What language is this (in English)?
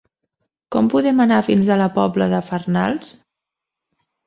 Catalan